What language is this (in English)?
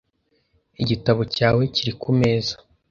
Kinyarwanda